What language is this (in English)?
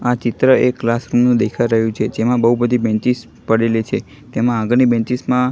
Gujarati